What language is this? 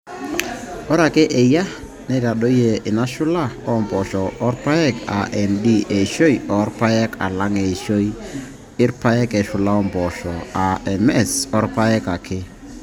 Masai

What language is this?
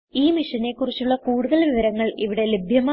Malayalam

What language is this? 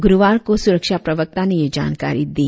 Hindi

